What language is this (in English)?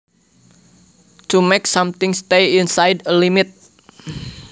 Javanese